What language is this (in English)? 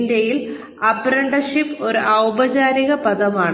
Malayalam